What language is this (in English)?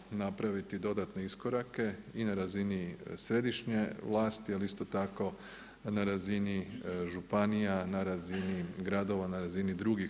Croatian